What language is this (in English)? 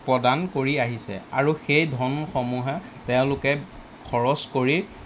Assamese